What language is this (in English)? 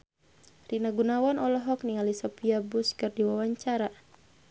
Sundanese